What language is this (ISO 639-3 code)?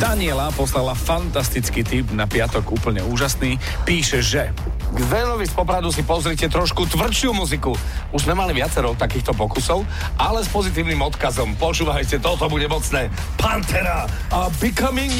slk